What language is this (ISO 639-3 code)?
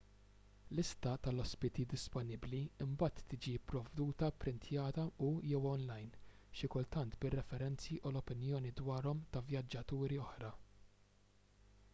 mlt